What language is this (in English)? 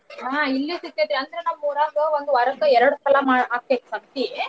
Kannada